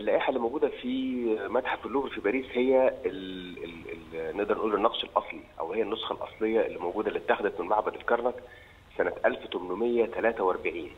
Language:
Arabic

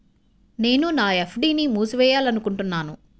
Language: Telugu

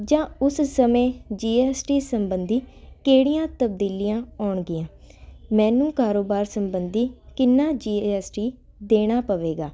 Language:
Punjabi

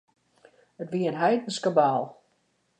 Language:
Western Frisian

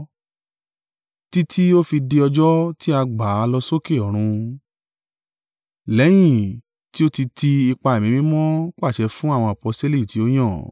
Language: Yoruba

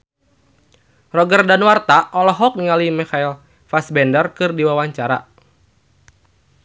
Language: Sundanese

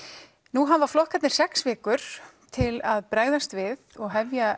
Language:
Icelandic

